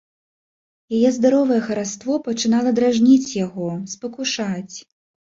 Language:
Belarusian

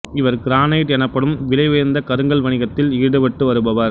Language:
Tamil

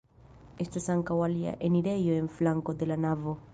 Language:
Esperanto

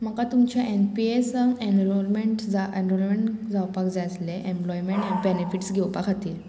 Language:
Konkani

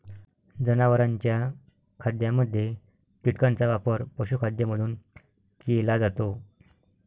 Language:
Marathi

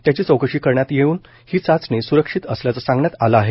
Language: Marathi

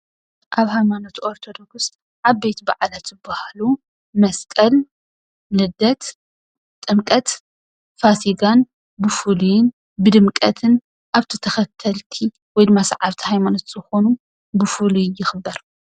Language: Tigrinya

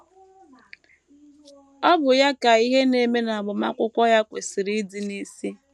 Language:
Igbo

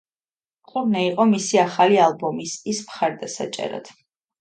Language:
Georgian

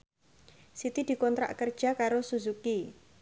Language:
Javanese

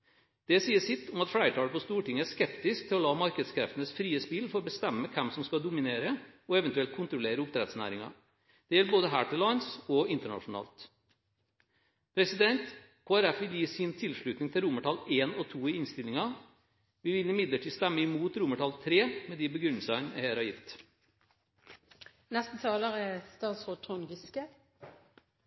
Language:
Norwegian Bokmål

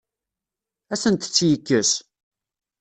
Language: Kabyle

